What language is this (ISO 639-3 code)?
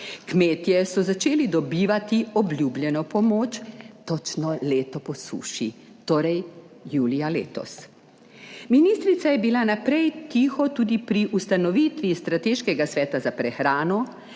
slv